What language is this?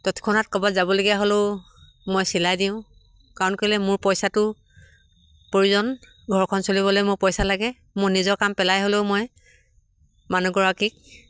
Assamese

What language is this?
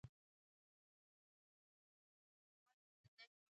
Pashto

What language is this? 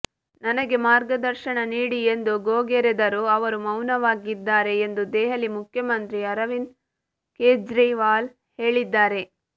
Kannada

